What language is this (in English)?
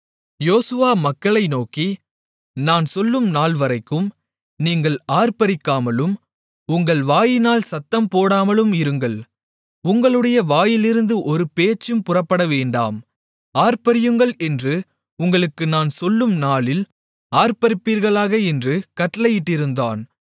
Tamil